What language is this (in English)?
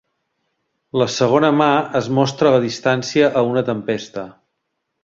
Catalan